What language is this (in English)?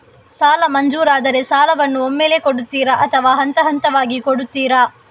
Kannada